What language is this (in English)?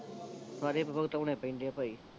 Punjabi